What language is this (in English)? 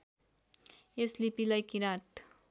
Nepali